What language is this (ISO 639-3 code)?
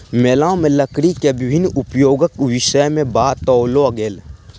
mai